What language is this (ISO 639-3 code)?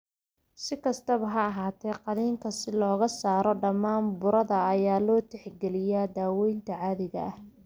som